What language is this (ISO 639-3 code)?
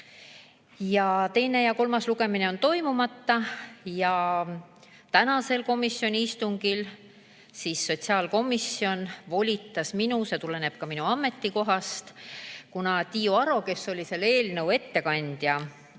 est